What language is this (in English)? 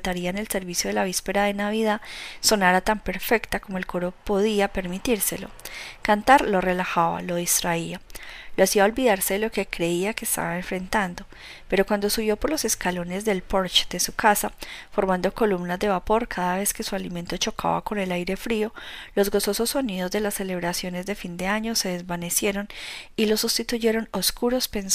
Spanish